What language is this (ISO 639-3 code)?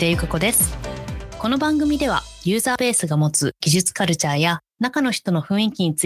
jpn